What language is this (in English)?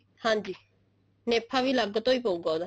Punjabi